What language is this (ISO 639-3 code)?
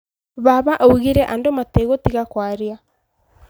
kik